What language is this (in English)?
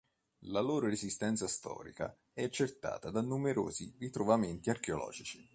Italian